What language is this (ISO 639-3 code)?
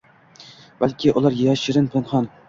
uzb